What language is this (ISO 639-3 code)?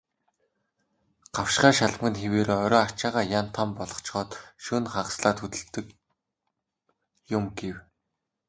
mon